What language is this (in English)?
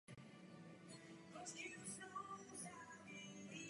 Czech